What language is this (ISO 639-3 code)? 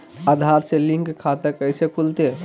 mag